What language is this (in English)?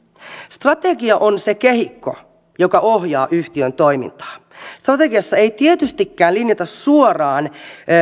Finnish